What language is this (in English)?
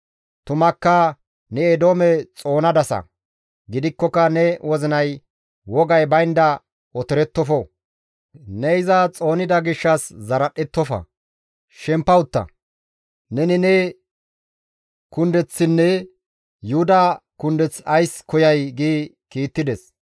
Gamo